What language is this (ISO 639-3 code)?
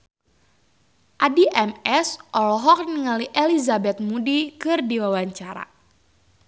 sun